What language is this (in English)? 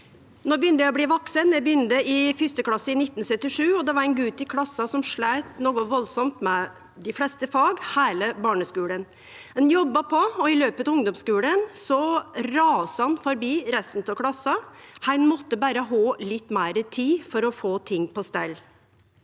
Norwegian